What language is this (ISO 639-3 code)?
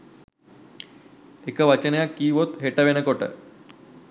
sin